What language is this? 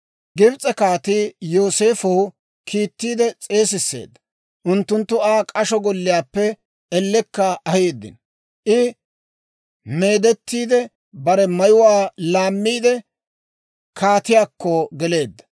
Dawro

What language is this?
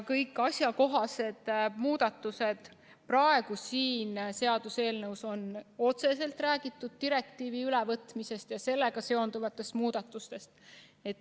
Estonian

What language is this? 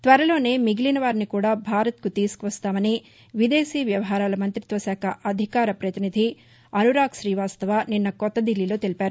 Telugu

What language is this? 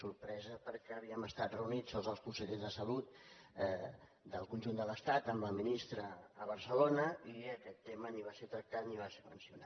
Catalan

